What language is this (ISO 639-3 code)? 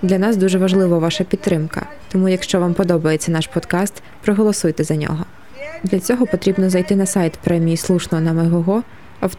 ukr